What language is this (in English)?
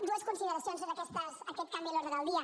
Catalan